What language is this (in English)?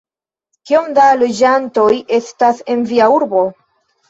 Esperanto